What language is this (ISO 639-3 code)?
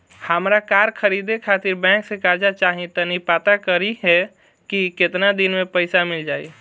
bho